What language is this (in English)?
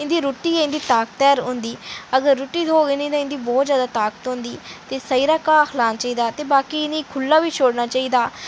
Dogri